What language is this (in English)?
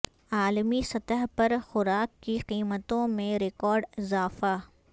Urdu